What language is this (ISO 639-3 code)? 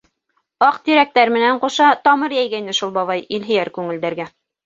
bak